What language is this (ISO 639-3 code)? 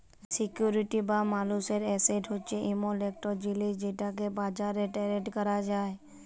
ben